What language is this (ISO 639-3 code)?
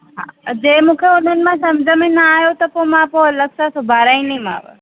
snd